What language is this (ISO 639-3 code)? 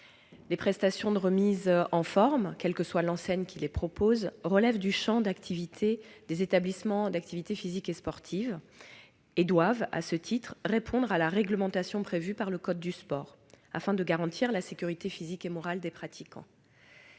fra